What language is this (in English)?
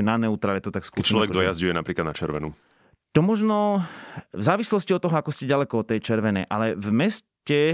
Slovak